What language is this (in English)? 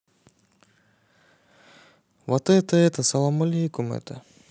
Russian